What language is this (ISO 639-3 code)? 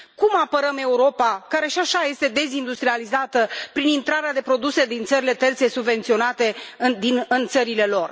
ron